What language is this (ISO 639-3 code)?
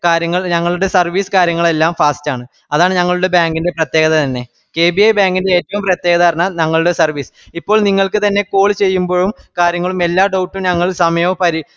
mal